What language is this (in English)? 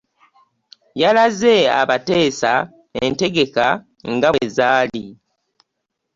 Ganda